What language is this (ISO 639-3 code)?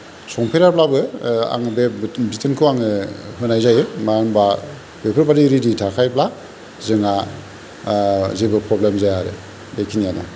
brx